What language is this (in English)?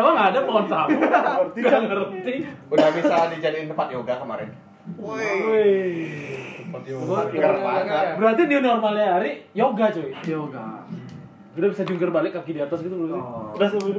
Indonesian